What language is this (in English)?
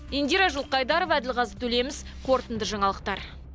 Kazakh